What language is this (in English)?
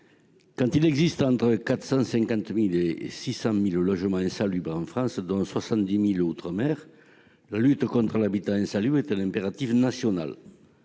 French